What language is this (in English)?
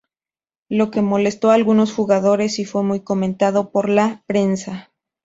Spanish